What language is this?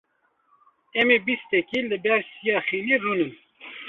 Kurdish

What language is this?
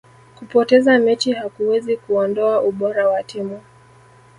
Swahili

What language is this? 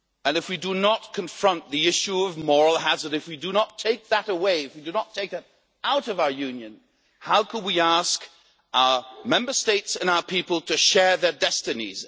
English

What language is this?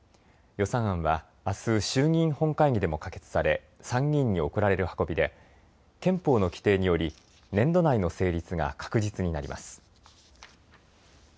Japanese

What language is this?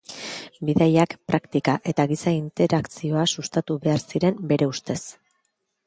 Basque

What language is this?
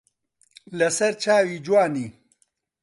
Central Kurdish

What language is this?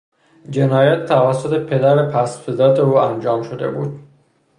Persian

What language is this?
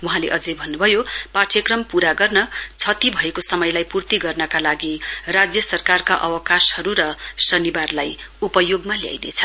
Nepali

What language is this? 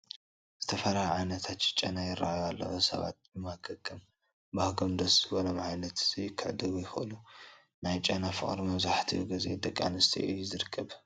Tigrinya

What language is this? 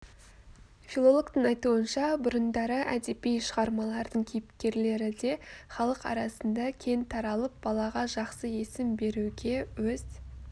Kazakh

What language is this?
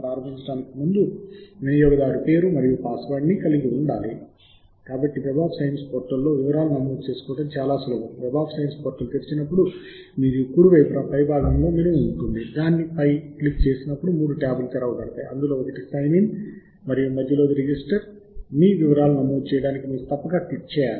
Telugu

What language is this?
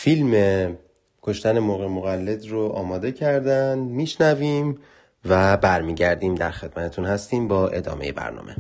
Persian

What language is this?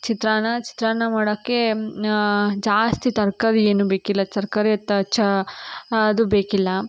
Kannada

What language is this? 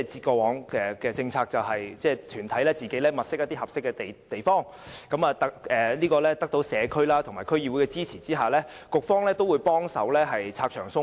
Cantonese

